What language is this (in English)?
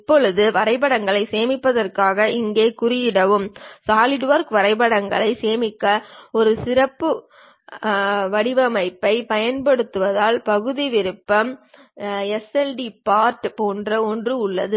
Tamil